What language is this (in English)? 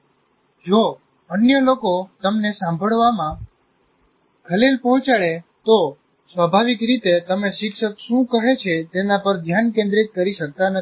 Gujarati